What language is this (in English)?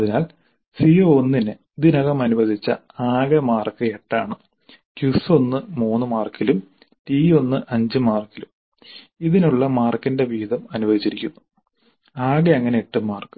Malayalam